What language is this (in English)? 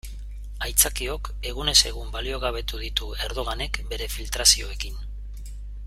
Basque